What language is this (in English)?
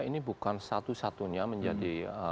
Indonesian